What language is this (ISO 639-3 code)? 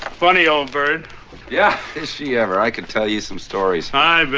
eng